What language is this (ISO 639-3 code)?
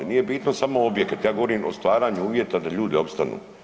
hrv